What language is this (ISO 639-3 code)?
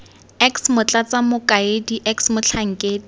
tsn